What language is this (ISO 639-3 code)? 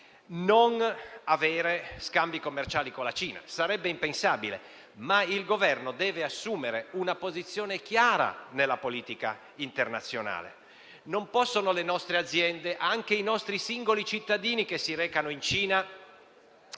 ita